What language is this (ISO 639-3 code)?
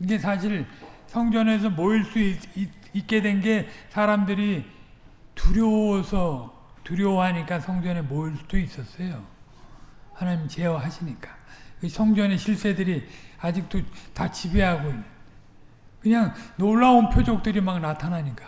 kor